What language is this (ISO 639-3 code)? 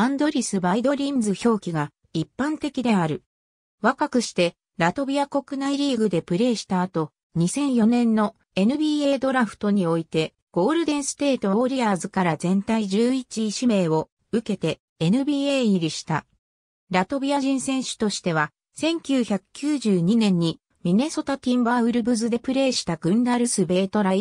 jpn